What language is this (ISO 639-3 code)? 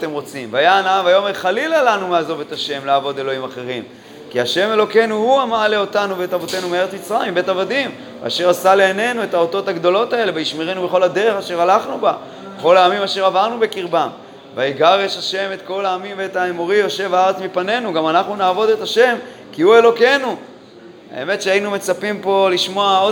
heb